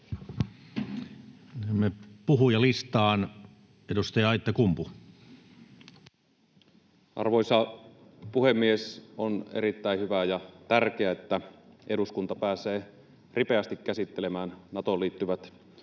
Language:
Finnish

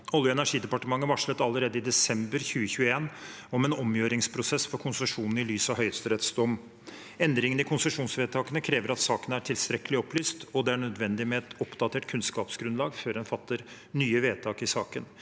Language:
Norwegian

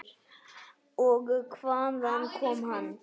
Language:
Icelandic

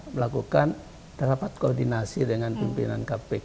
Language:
Indonesian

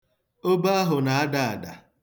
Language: Igbo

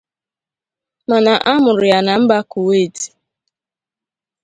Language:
Igbo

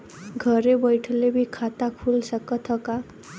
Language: Bhojpuri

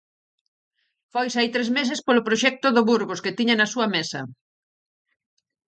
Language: Galician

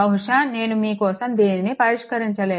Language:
Telugu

